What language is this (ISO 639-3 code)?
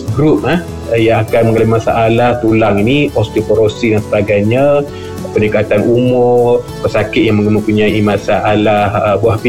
msa